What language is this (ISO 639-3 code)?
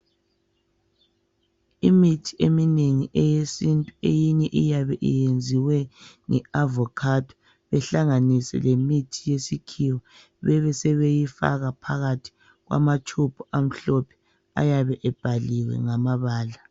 nde